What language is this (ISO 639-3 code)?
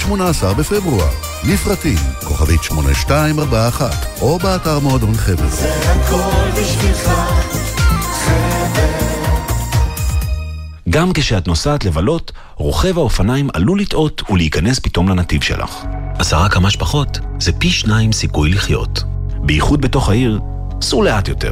heb